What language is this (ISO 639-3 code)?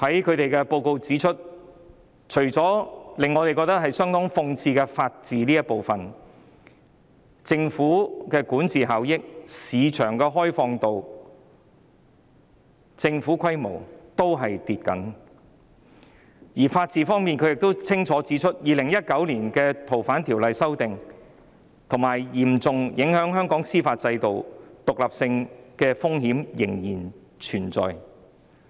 yue